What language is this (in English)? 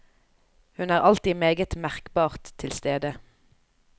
Norwegian